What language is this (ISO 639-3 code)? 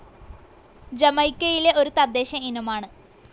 mal